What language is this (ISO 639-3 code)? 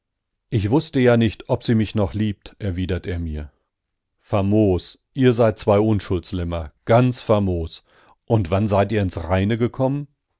deu